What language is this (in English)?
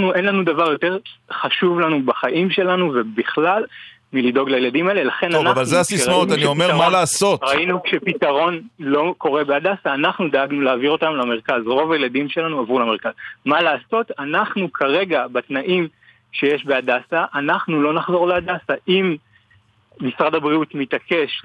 Hebrew